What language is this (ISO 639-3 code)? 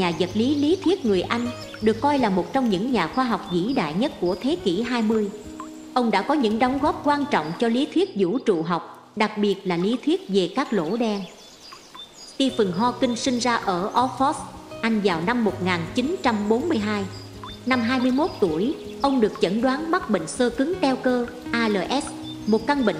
vie